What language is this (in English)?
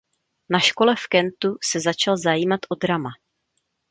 Czech